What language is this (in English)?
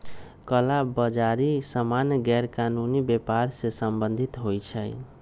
Magahi